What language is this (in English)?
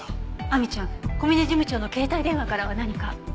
Japanese